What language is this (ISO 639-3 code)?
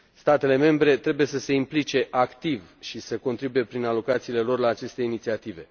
ron